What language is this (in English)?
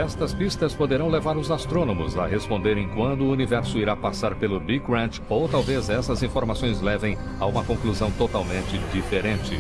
Portuguese